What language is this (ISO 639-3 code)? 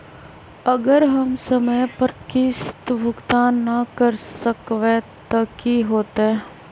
mag